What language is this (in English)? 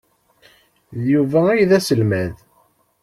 Kabyle